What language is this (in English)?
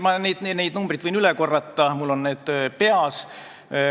Estonian